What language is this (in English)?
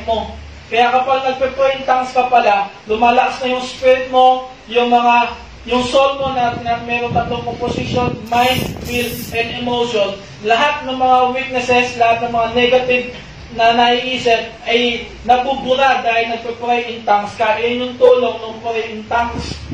Filipino